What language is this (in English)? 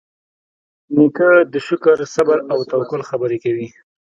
Pashto